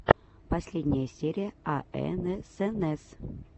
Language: Russian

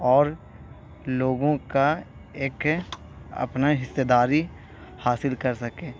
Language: Urdu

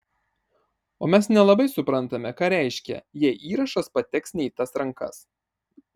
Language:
Lithuanian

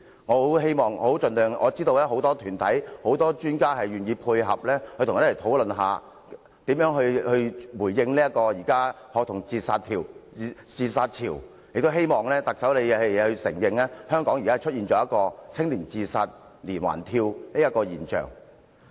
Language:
Cantonese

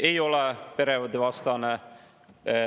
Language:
Estonian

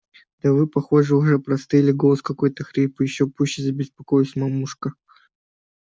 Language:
Russian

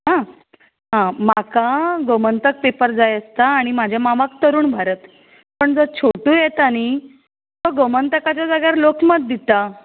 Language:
Konkani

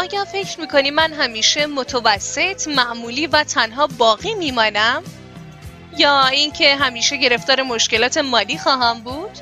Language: Persian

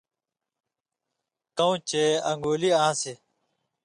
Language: Indus Kohistani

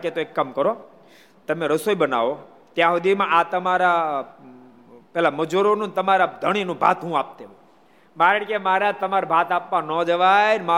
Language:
Gujarati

